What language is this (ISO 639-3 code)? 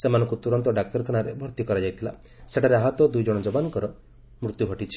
ori